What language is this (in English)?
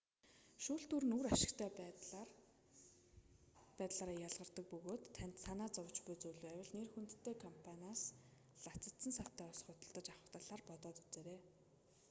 Mongolian